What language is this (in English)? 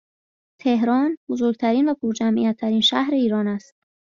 Persian